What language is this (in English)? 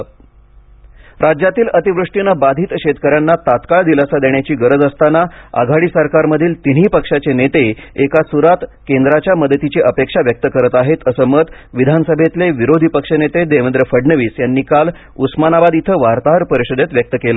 Marathi